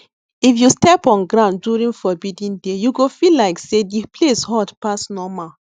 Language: Nigerian Pidgin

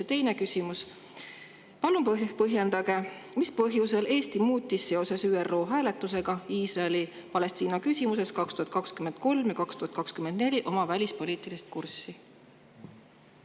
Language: Estonian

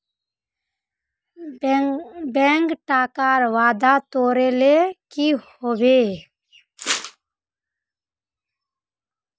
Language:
Magahi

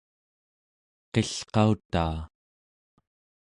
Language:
Central Yupik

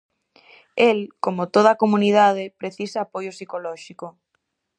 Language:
Galician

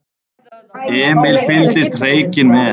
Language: Icelandic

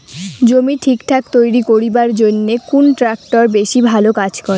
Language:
Bangla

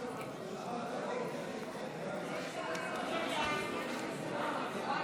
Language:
Hebrew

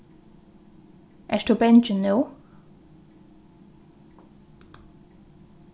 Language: Faroese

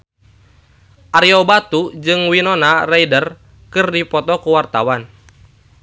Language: Sundanese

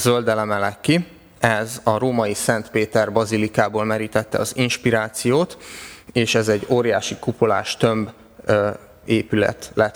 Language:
Hungarian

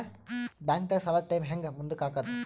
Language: Kannada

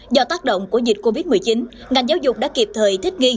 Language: Vietnamese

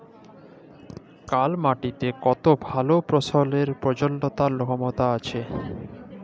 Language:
Bangla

